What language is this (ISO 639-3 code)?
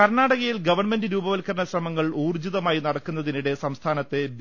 mal